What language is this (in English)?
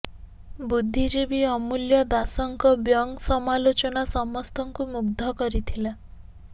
Odia